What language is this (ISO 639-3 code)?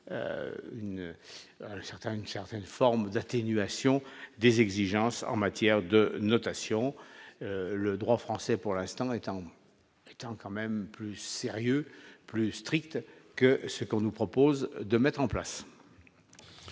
fra